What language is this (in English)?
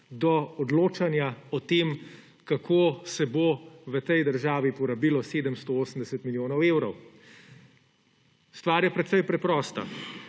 Slovenian